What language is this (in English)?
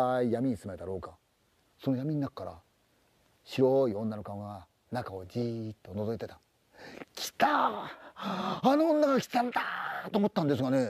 Japanese